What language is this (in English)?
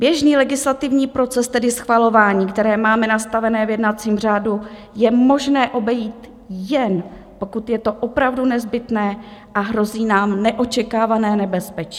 Czech